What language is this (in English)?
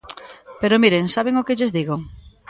Galician